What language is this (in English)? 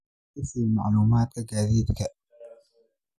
Somali